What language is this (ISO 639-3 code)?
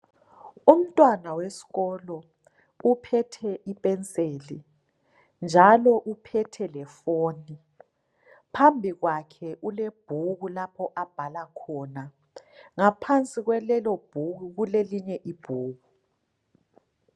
nde